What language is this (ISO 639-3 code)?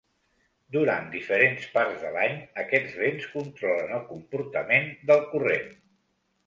cat